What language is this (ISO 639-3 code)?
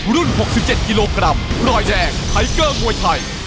tha